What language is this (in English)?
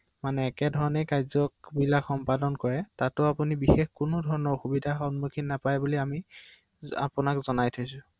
Assamese